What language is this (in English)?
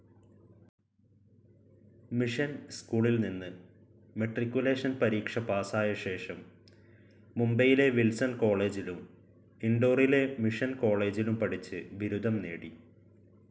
Malayalam